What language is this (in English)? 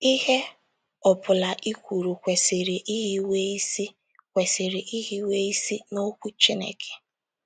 Igbo